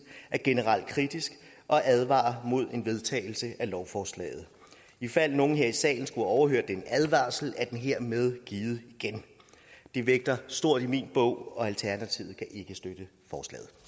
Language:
Danish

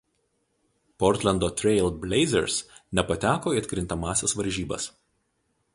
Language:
Lithuanian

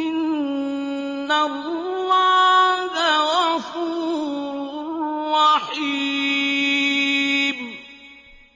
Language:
Arabic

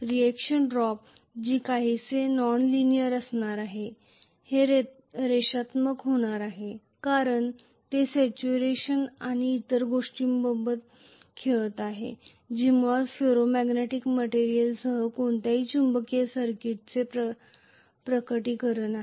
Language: Marathi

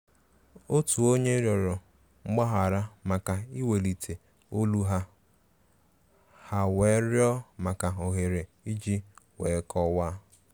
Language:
Igbo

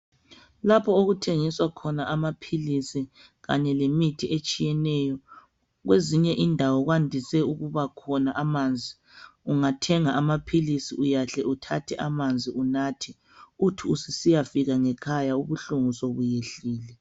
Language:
North Ndebele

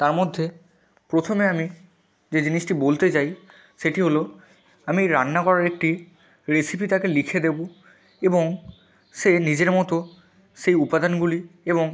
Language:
Bangla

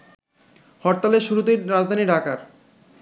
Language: Bangla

